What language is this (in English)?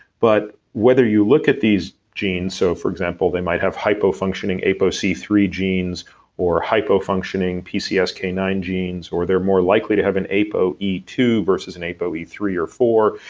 English